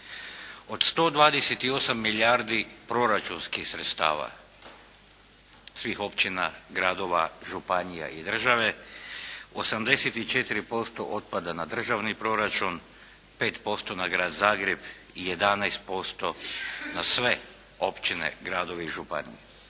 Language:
Croatian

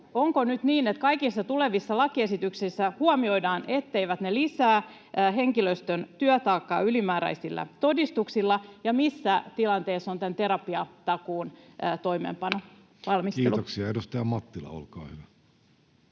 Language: Finnish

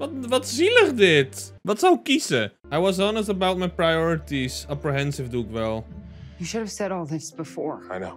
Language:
Dutch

